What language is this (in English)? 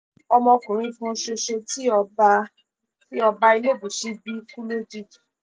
Yoruba